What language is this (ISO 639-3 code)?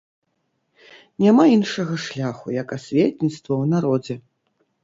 bel